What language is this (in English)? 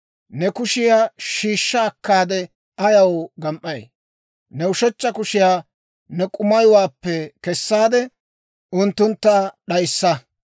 Dawro